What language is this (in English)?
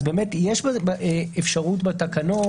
Hebrew